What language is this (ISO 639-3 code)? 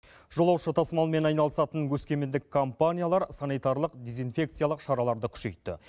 kaz